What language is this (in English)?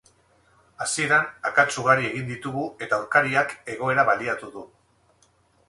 Basque